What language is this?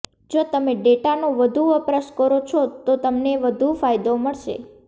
Gujarati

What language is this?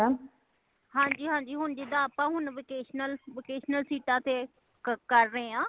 Punjabi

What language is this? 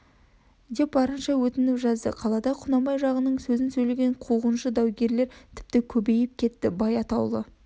Kazakh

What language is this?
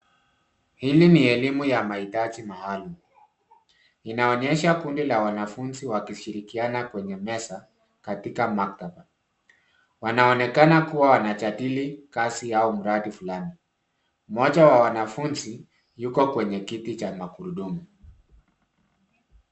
Swahili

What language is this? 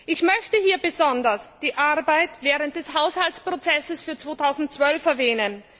German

